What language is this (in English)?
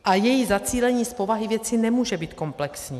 Czech